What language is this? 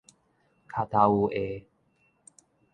Min Nan Chinese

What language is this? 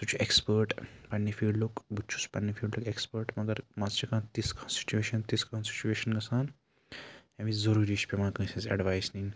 Kashmiri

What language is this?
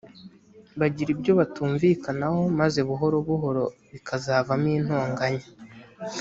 Kinyarwanda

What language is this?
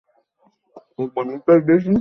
Bangla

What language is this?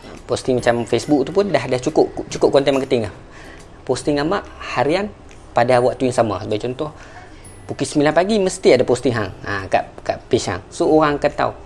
Malay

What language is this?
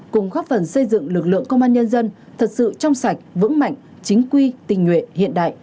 Vietnamese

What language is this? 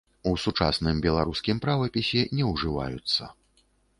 Belarusian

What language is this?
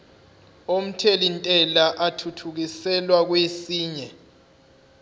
Zulu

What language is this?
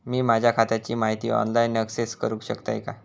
Marathi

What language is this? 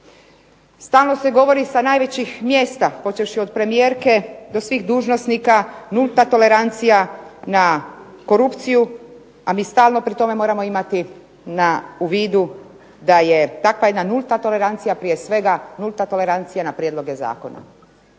Croatian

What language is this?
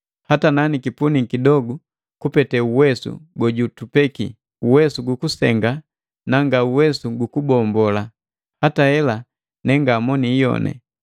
Matengo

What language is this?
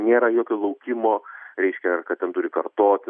Lithuanian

